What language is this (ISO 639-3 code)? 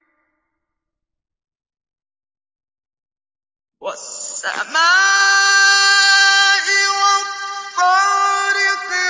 ara